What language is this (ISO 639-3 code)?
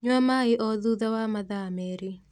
kik